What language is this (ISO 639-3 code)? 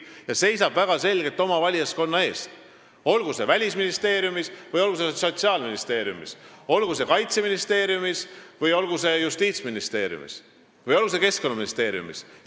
est